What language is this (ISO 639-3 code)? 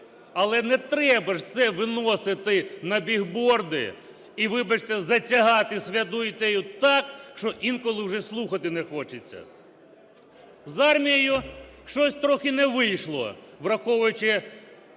ukr